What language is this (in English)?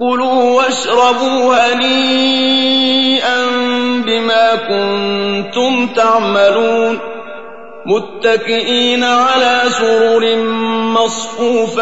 Arabic